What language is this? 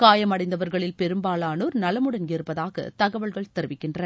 Tamil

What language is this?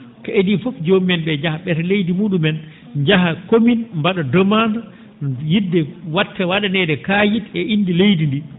Fula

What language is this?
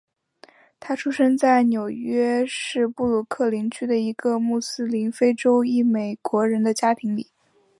Chinese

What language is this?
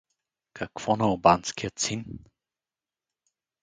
Bulgarian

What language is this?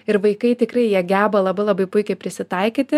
Lithuanian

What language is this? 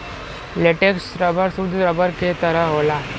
Bhojpuri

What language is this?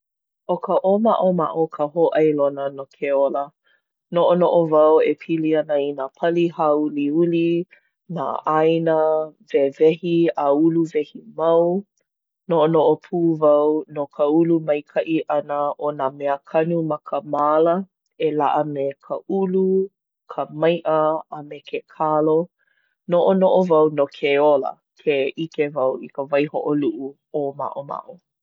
Hawaiian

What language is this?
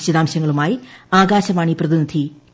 Malayalam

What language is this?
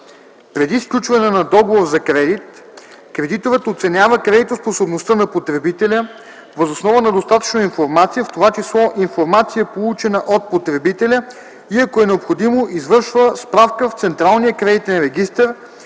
Bulgarian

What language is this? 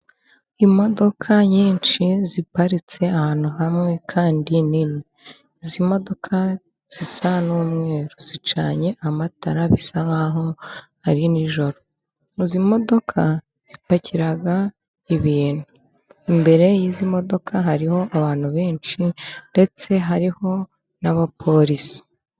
Kinyarwanda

